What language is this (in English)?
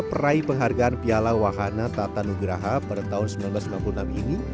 Indonesian